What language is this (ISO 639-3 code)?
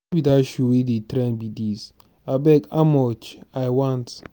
pcm